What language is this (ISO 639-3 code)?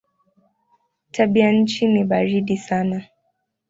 swa